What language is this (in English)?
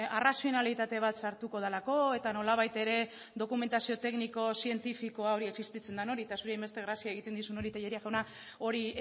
Basque